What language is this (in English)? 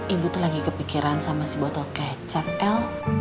Indonesian